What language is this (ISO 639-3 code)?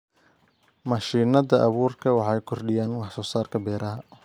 som